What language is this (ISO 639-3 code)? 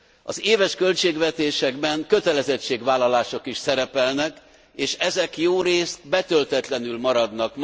hun